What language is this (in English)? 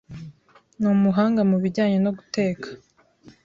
Kinyarwanda